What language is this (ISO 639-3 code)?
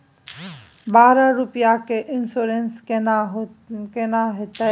mai